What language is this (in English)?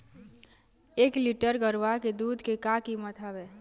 Chhattisgarhi